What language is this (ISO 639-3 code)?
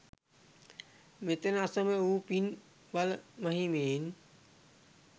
sin